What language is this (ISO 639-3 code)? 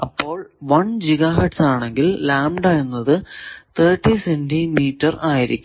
mal